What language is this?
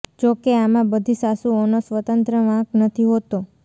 Gujarati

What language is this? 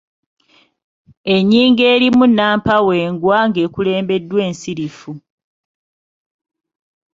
Ganda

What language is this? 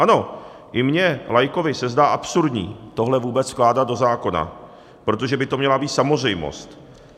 Czech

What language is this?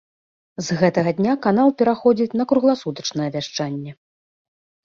Belarusian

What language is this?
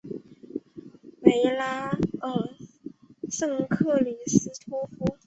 Chinese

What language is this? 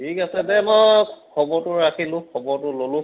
Assamese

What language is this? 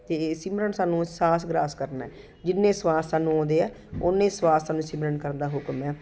Punjabi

